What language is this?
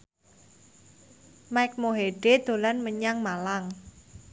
Javanese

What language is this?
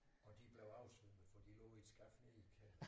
Danish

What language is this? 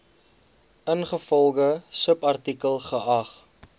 Afrikaans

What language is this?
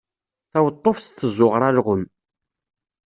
Kabyle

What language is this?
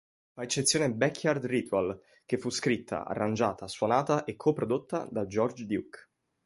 Italian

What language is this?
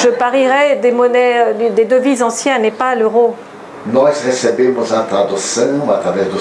French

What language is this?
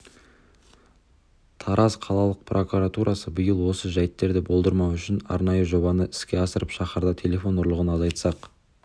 Kazakh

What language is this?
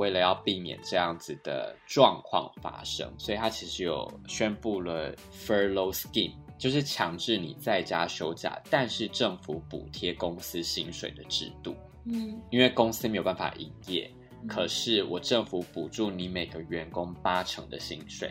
Chinese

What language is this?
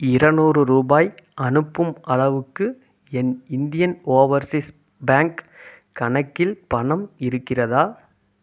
Tamil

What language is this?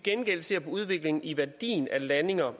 Danish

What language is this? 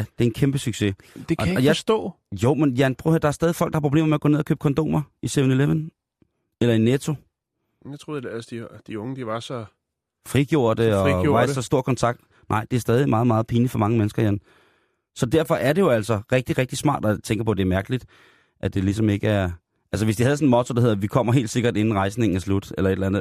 Danish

